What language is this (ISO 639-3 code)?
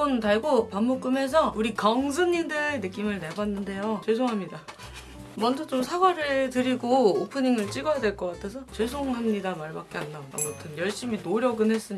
kor